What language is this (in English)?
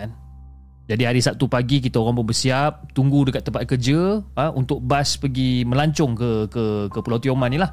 Malay